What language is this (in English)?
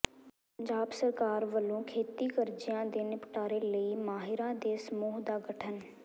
Punjabi